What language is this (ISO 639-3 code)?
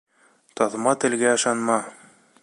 bak